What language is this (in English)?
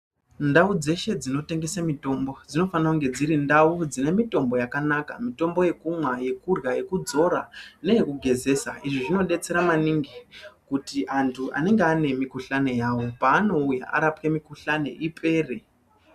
Ndau